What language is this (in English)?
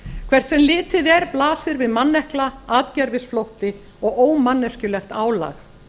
Icelandic